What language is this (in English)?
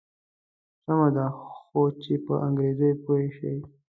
Pashto